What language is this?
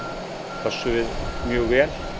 Icelandic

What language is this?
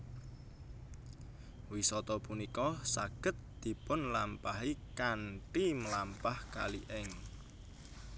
Javanese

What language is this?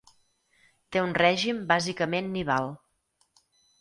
Catalan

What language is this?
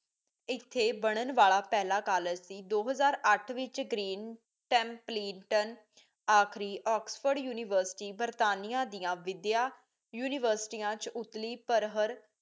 Punjabi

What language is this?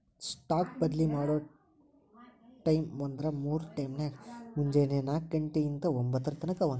Kannada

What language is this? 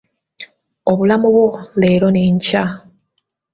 Ganda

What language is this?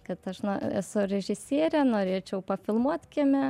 Lithuanian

